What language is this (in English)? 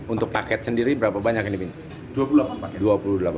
Indonesian